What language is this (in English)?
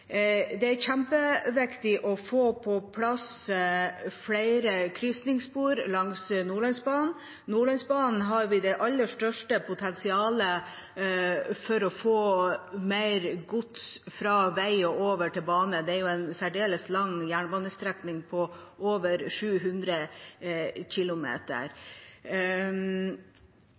Norwegian Bokmål